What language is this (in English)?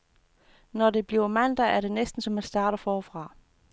Danish